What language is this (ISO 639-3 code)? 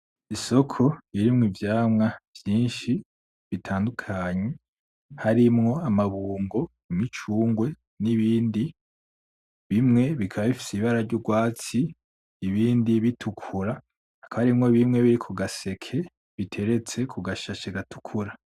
run